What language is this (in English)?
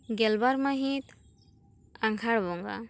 Santali